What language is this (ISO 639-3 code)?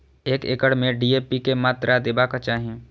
mai